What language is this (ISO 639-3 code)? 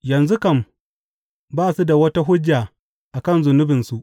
hau